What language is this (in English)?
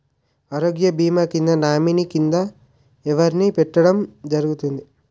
Telugu